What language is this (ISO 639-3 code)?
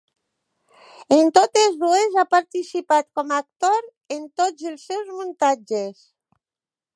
cat